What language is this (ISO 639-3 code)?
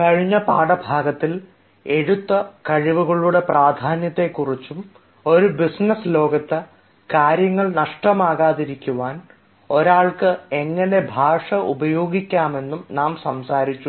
mal